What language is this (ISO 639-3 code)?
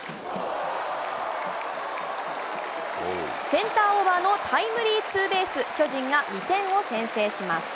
jpn